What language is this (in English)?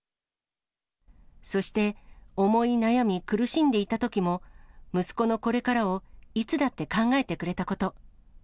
Japanese